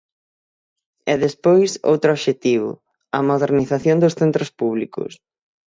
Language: Galician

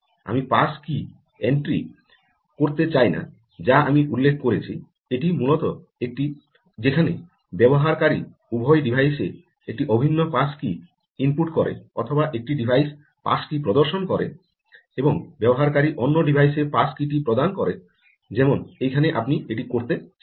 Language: Bangla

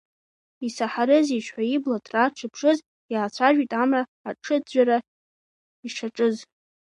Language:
Abkhazian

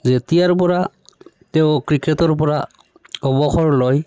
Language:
Assamese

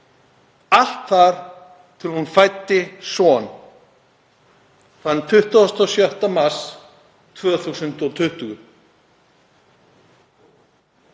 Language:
Icelandic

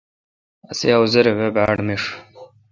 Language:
Kalkoti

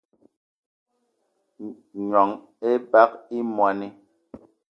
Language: Eton (Cameroon)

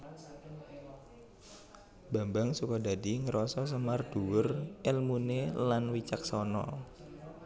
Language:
Javanese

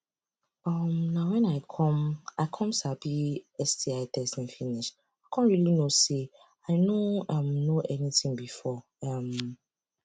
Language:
Nigerian Pidgin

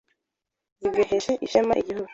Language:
Kinyarwanda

